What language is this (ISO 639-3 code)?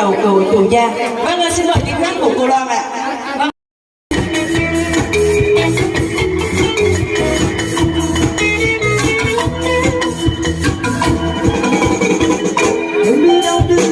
vie